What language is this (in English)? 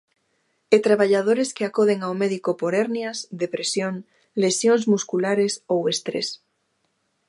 Galician